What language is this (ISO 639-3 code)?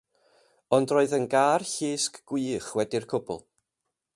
cym